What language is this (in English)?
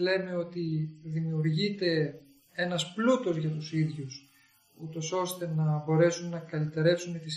Greek